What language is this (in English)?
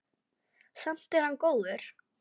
Icelandic